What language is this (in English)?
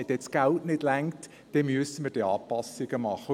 Swiss German